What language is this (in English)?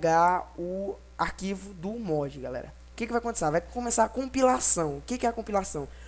Portuguese